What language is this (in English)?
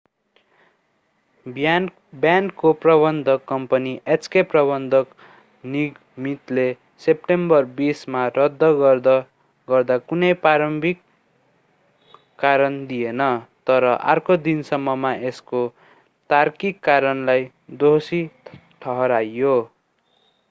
Nepali